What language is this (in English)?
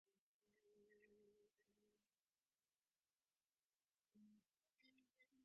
Divehi